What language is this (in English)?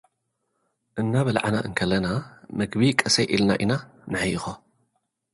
Tigrinya